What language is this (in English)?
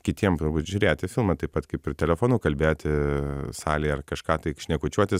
Lithuanian